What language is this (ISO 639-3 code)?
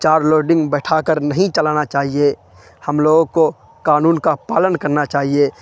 urd